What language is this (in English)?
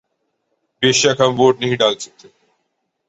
Urdu